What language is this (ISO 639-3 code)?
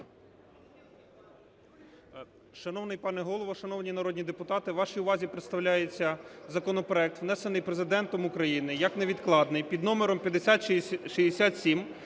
ukr